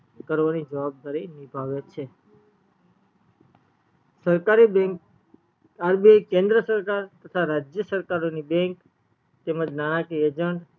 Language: Gujarati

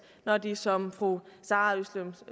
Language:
Danish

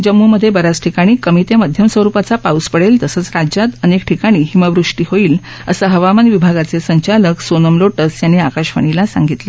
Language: Marathi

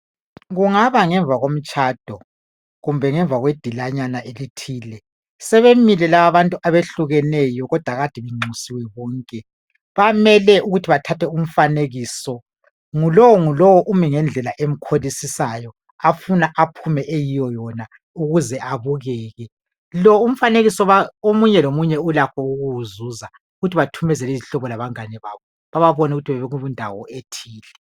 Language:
North Ndebele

